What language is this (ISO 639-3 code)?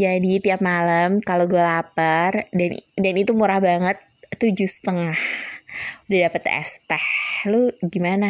ind